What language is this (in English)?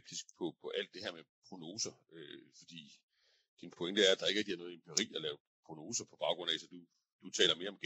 Danish